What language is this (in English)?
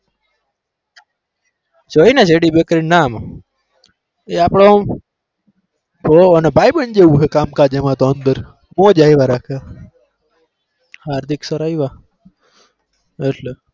Gujarati